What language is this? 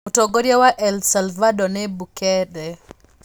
Kikuyu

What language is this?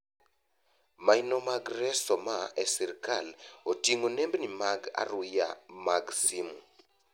Luo (Kenya and Tanzania)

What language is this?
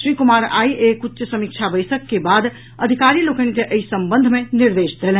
Maithili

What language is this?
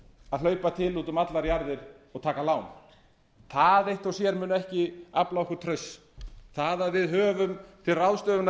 Icelandic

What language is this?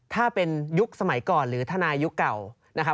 Thai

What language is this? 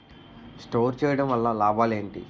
Telugu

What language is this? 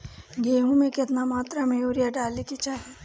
Bhojpuri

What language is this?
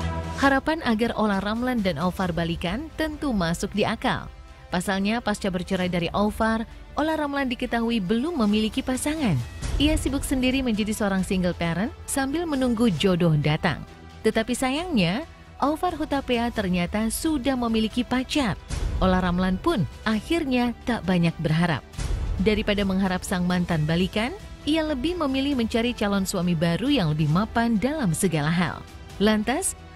Indonesian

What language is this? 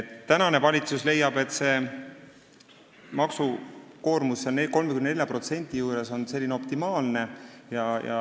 Estonian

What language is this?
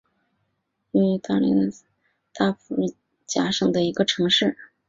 Chinese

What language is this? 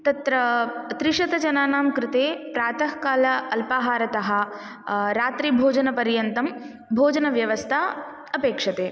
Sanskrit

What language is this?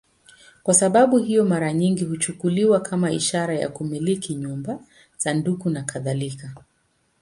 Swahili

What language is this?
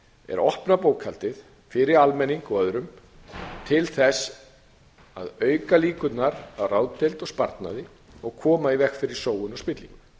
Icelandic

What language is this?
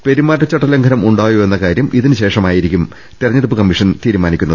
Malayalam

